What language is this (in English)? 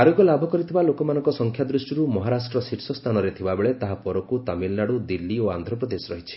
Odia